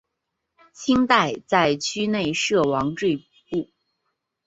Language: Chinese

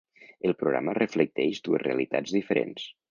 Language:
Catalan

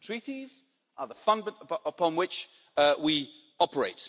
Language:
English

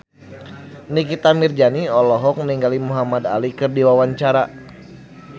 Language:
Sundanese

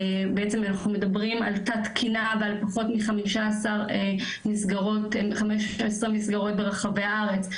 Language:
Hebrew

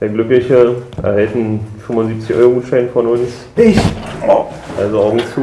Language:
German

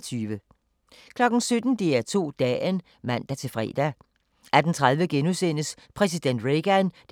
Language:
Danish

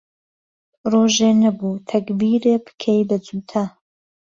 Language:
Central Kurdish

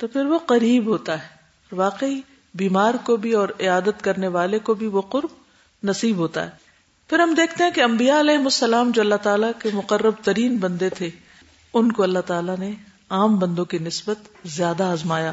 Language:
Urdu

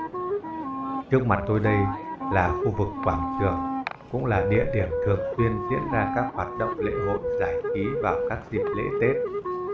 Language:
Vietnamese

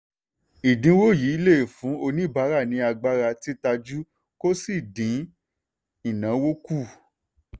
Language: Yoruba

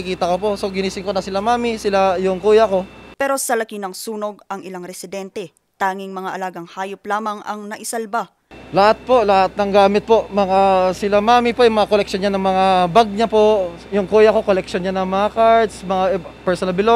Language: Filipino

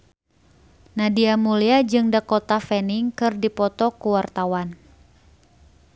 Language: Sundanese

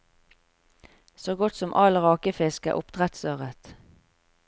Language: Norwegian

